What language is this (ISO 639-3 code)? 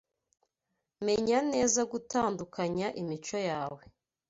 kin